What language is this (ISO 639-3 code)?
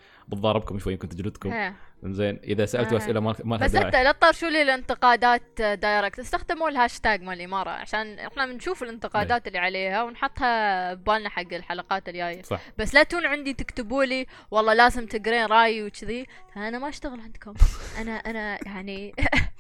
ara